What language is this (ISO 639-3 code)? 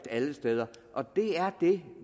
dan